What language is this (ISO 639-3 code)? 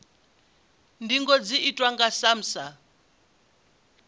ven